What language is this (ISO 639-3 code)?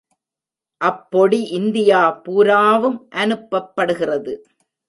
tam